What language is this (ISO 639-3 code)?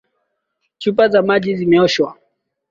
swa